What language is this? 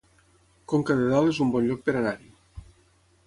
Catalan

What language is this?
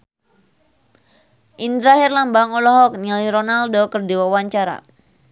Sundanese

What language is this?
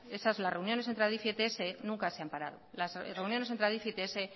Spanish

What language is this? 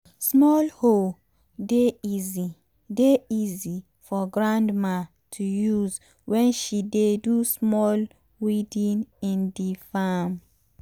Nigerian Pidgin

